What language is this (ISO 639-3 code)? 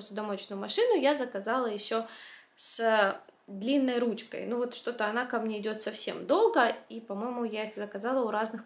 rus